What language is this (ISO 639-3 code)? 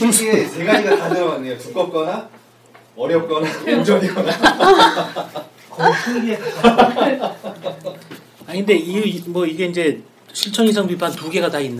kor